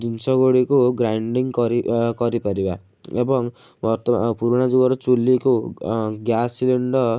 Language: Odia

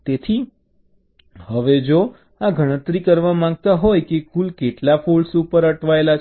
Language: Gujarati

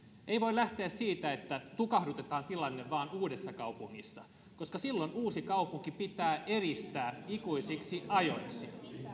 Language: Finnish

